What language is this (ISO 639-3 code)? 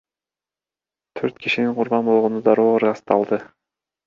kir